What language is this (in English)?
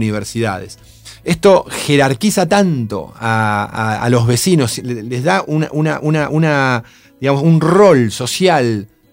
Spanish